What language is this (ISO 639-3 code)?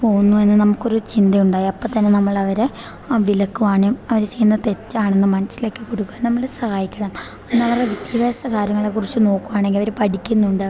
mal